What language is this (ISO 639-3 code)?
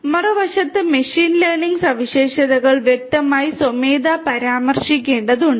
mal